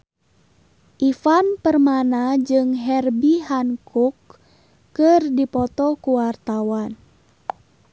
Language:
Sundanese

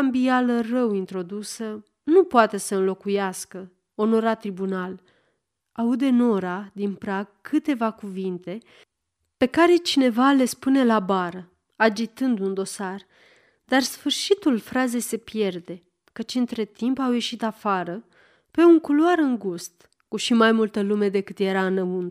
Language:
Romanian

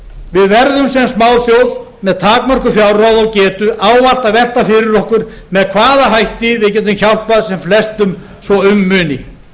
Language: Icelandic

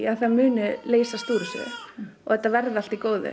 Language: Icelandic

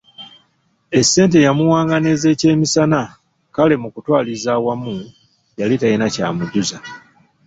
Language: Ganda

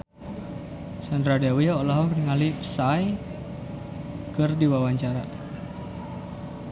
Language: Sundanese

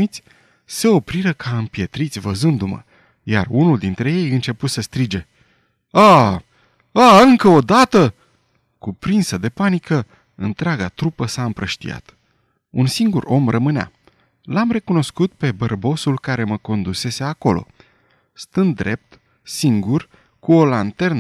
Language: Romanian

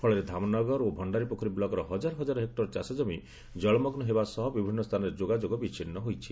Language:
Odia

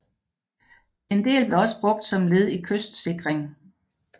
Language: Danish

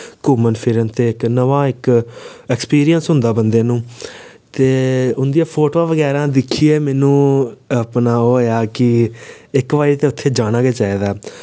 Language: Dogri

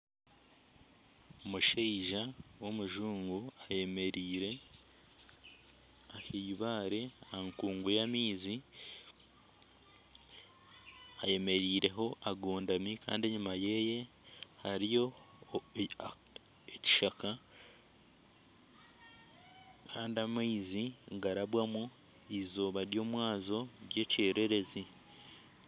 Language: Nyankole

